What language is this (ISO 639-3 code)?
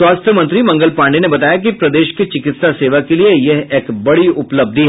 hin